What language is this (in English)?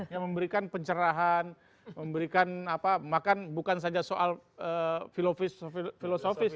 Indonesian